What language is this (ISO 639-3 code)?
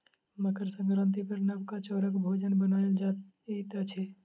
mai